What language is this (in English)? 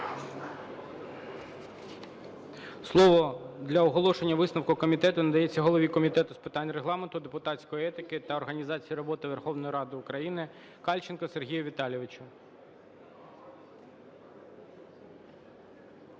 Ukrainian